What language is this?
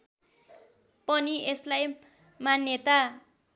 Nepali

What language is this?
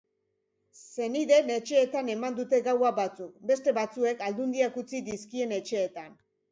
Basque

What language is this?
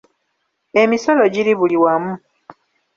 Ganda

